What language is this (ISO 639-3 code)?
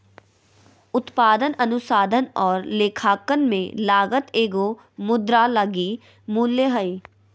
mag